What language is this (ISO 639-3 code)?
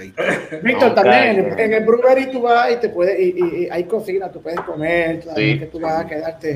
spa